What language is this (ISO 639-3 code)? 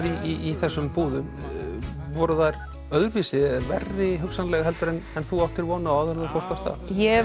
isl